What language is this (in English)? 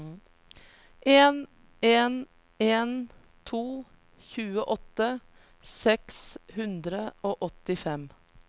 Norwegian